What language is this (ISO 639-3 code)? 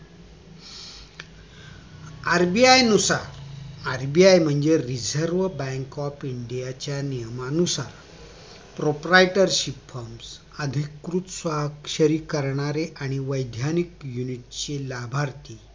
mar